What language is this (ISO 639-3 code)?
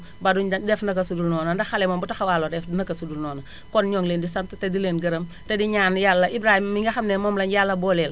wol